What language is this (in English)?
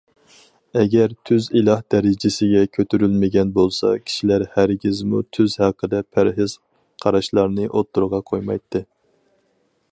Uyghur